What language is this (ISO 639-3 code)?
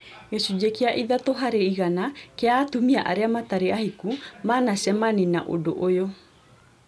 kik